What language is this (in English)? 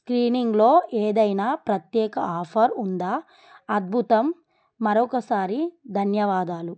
Telugu